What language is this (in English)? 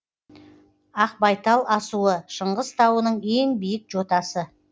Kazakh